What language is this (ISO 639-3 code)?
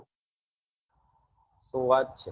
guj